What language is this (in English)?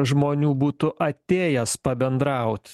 Lithuanian